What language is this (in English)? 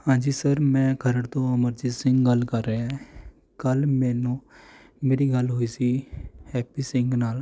Punjabi